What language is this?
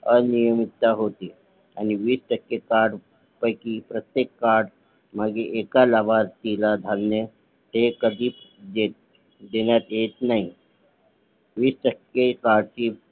Marathi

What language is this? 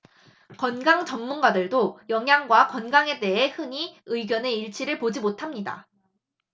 Korean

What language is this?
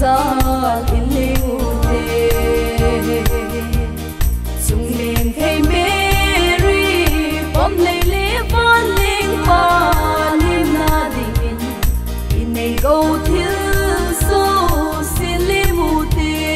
Thai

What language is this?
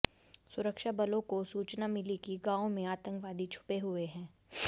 Hindi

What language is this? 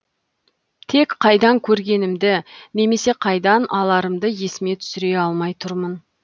Kazakh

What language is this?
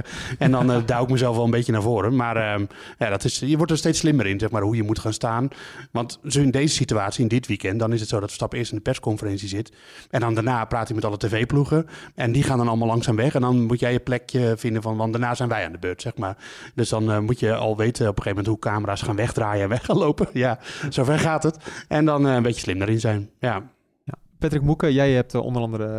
Dutch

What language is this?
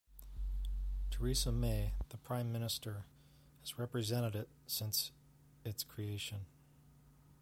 English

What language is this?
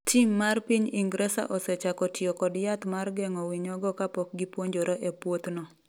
Luo (Kenya and Tanzania)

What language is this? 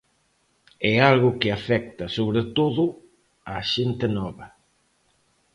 Galician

